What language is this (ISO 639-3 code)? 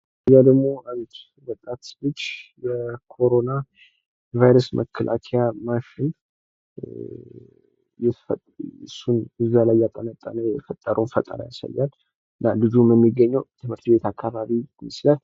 amh